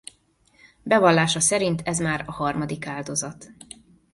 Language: Hungarian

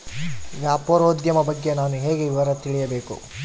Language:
Kannada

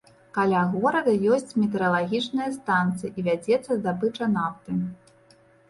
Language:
Belarusian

